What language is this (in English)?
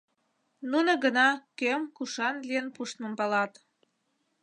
Mari